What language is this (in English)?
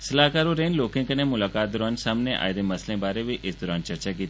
Dogri